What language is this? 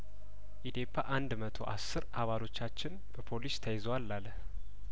Amharic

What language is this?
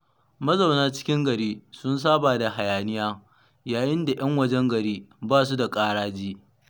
Hausa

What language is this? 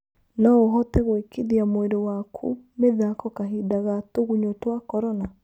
Kikuyu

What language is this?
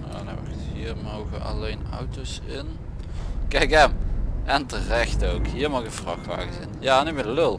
Dutch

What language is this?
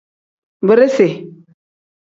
Tem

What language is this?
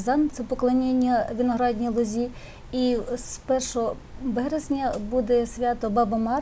Ukrainian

